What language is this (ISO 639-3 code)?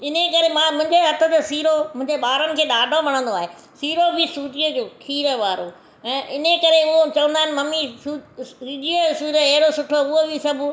snd